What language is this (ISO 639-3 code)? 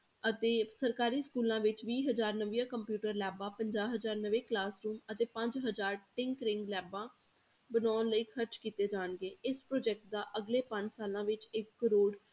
pan